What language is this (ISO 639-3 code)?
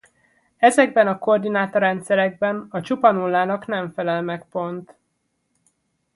hun